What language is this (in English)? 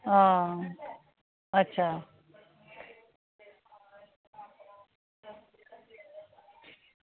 Dogri